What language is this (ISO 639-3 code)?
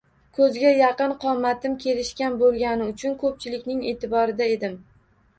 uzb